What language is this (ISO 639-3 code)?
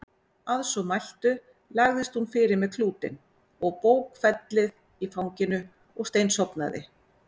isl